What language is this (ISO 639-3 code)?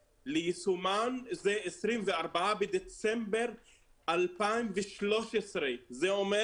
heb